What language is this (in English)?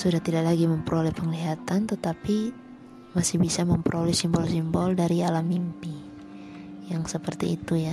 Indonesian